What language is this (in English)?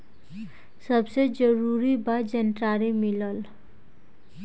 Bhojpuri